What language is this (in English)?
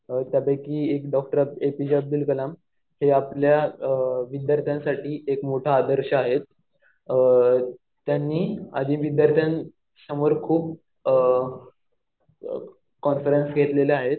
Marathi